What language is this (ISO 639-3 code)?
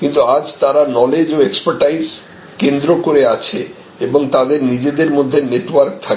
ben